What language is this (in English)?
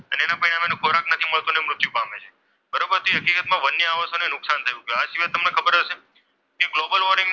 Gujarati